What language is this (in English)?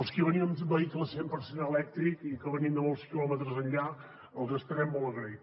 Catalan